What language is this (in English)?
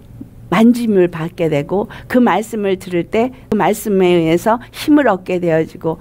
Korean